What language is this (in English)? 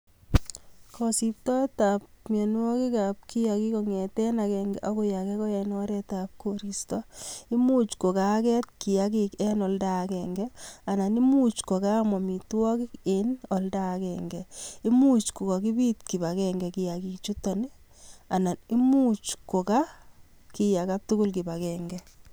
Kalenjin